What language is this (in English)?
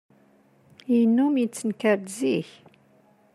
Kabyle